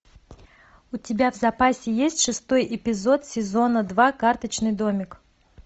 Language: Russian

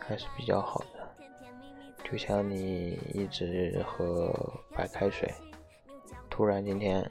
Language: Chinese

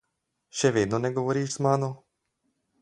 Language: Slovenian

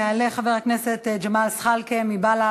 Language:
Hebrew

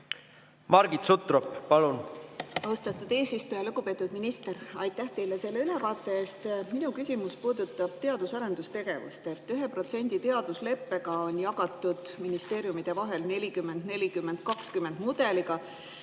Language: Estonian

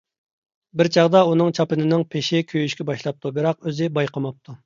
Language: Uyghur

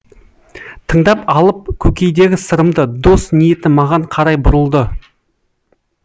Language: Kazakh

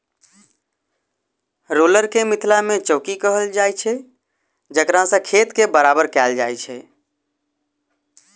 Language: Maithili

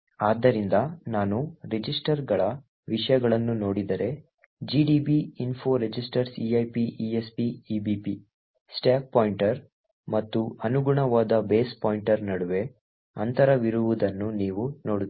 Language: Kannada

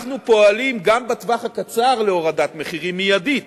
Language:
Hebrew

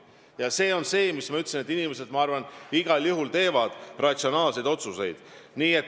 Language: Estonian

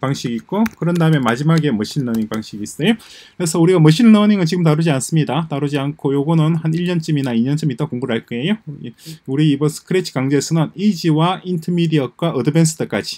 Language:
Korean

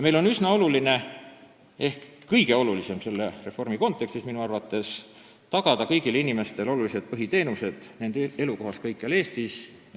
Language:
Estonian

